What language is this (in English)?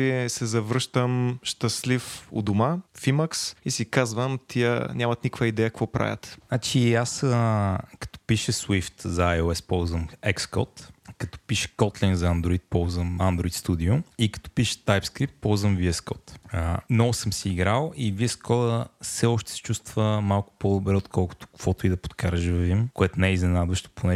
Bulgarian